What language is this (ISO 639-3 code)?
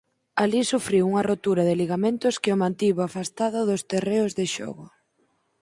glg